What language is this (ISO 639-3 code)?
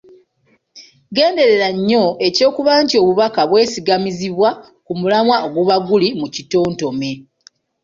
lug